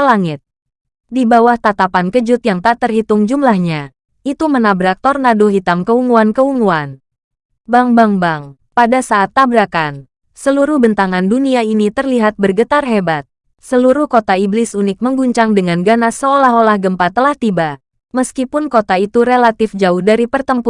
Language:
Indonesian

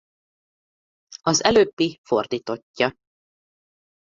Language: Hungarian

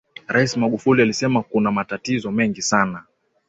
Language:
Swahili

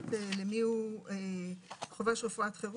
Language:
Hebrew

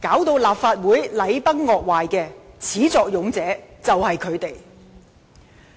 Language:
Cantonese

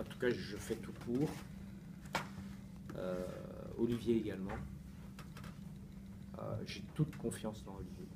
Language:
French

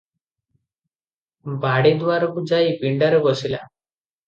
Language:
Odia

